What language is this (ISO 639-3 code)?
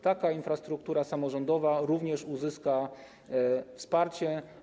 pol